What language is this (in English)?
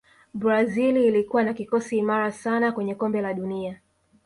Swahili